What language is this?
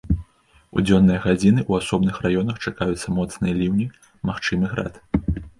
Belarusian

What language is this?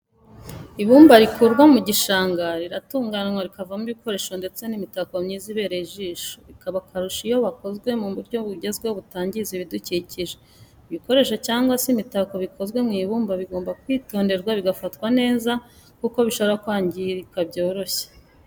Kinyarwanda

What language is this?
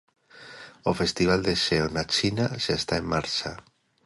Galician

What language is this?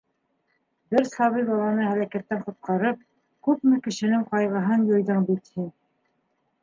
Bashkir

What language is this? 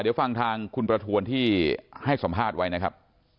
Thai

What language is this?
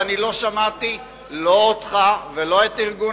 Hebrew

